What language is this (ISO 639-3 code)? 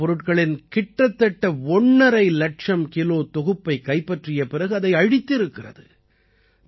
tam